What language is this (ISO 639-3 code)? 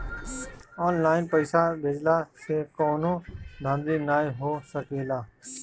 bho